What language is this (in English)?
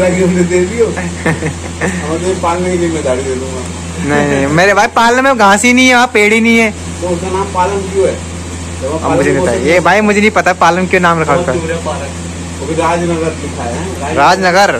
Hindi